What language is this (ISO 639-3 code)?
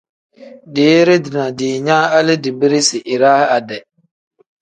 kdh